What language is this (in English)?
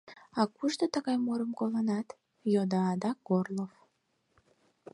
Mari